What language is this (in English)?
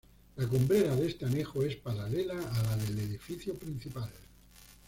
Spanish